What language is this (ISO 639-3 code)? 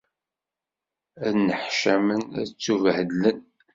kab